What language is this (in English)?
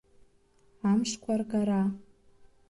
Abkhazian